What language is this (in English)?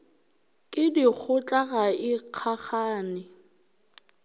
Northern Sotho